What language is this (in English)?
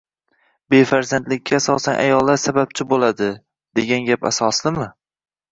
Uzbek